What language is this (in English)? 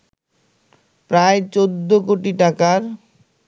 Bangla